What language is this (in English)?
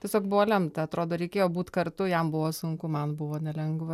Lithuanian